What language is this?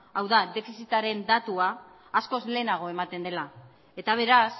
Basque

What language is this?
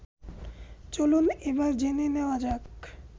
Bangla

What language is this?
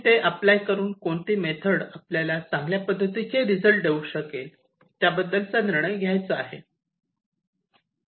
Marathi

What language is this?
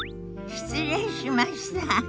Japanese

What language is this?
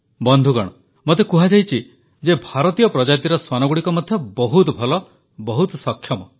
Odia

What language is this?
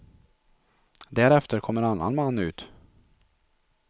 Swedish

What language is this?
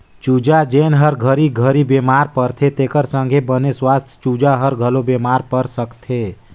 Chhattisgarhi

